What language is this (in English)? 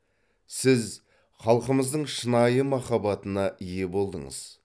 Kazakh